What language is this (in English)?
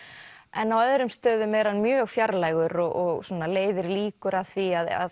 Icelandic